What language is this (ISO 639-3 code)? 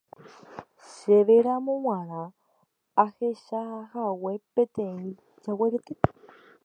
grn